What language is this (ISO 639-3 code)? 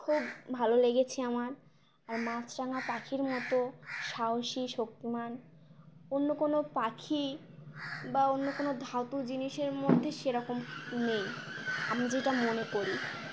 ben